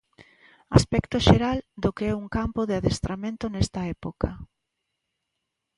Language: Galician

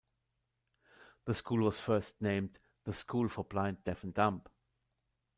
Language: English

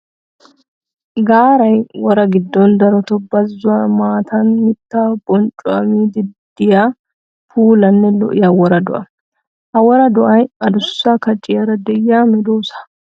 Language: Wolaytta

